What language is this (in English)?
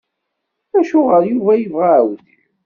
Kabyle